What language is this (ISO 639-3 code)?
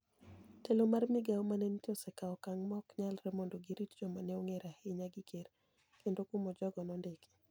luo